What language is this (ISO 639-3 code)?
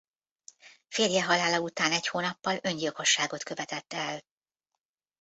hun